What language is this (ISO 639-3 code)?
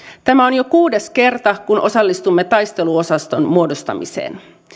fin